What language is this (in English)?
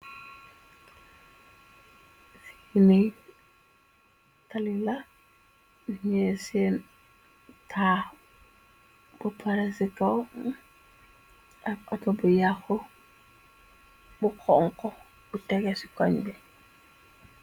Wolof